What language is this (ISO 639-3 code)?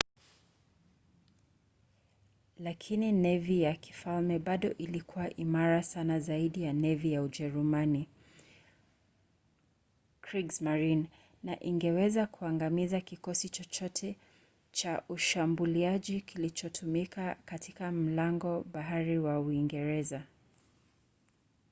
swa